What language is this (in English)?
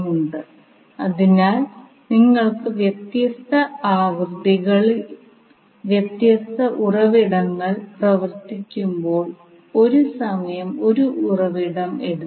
Malayalam